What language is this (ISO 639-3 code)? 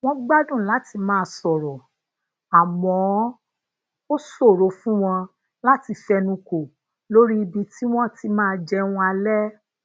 yor